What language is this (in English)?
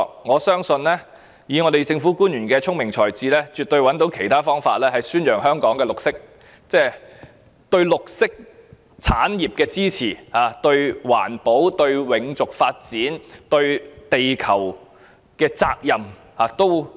Cantonese